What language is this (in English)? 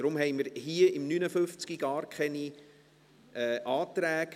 Swiss German